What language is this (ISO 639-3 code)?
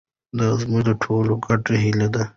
pus